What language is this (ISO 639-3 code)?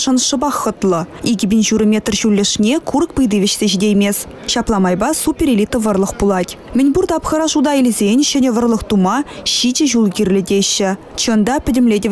ukr